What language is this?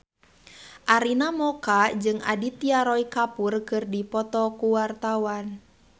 Sundanese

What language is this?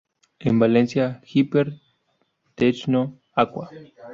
Spanish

